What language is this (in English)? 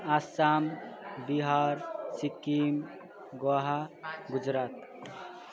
Nepali